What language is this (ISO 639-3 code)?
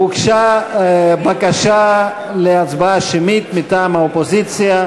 heb